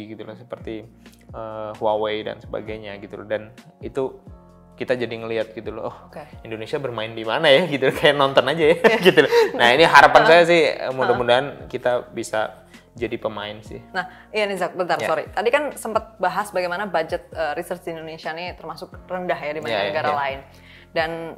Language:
Indonesian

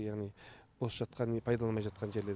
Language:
Kazakh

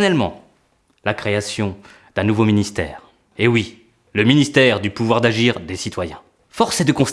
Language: French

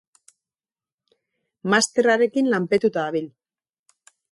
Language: Basque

